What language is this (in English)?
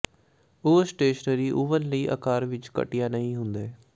Punjabi